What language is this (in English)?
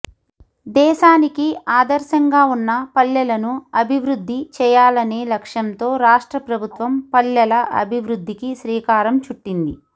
Telugu